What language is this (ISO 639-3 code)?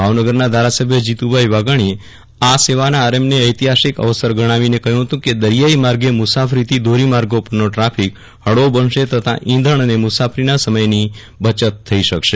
guj